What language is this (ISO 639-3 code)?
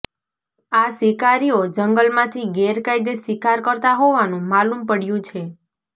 guj